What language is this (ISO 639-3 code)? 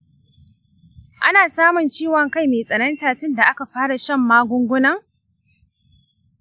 hau